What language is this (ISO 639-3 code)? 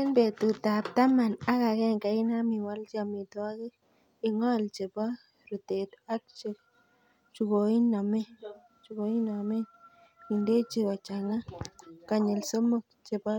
kln